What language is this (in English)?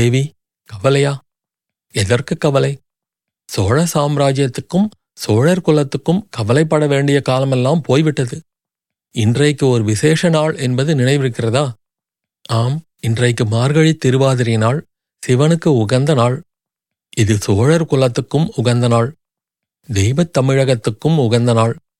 Tamil